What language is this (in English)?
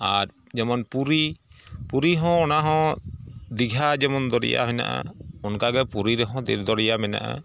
Santali